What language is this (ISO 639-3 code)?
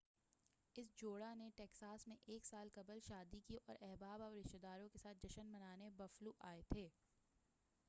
urd